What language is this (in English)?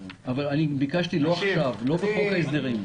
Hebrew